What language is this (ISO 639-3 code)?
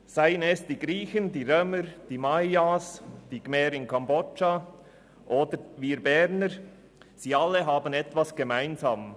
gsw